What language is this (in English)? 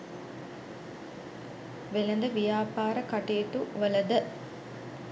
Sinhala